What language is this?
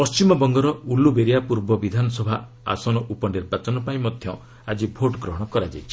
Odia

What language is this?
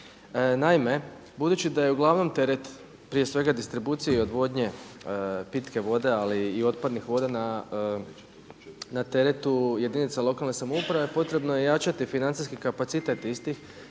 Croatian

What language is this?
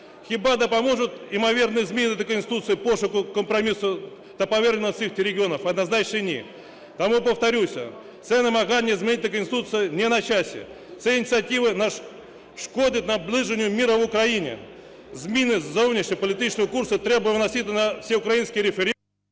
Ukrainian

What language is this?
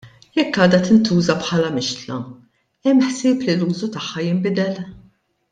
Maltese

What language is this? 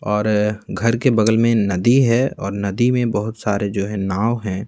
Hindi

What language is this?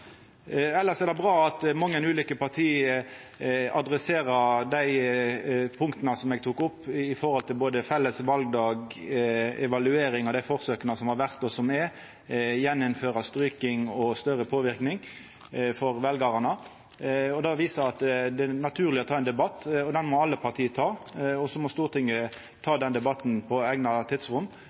Norwegian Nynorsk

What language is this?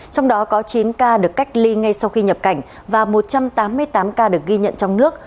Vietnamese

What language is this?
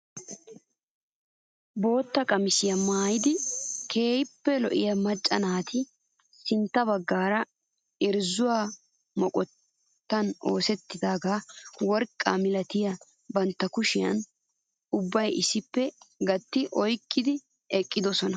Wolaytta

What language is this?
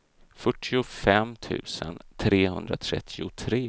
Swedish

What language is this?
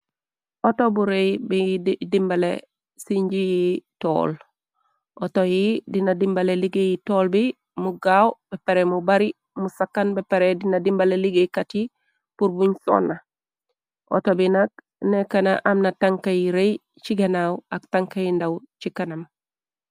Wolof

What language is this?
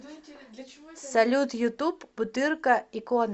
Russian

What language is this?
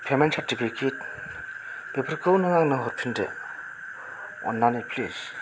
Bodo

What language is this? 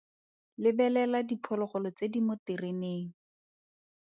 Tswana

